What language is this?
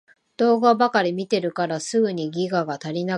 Japanese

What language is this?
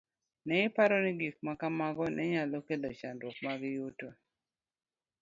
Luo (Kenya and Tanzania)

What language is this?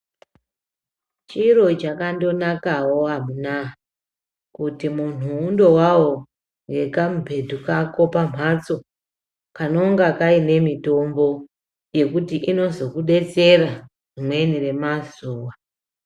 Ndau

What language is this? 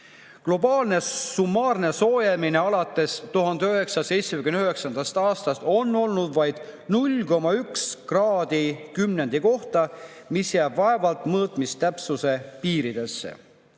Estonian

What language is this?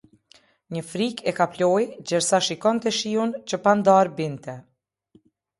Albanian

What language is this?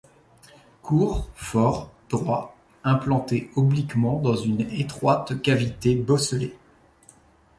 French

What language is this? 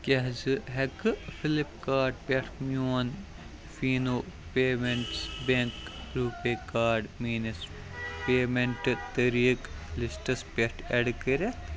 Kashmiri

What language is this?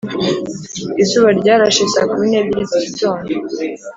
Kinyarwanda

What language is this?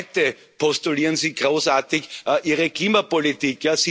German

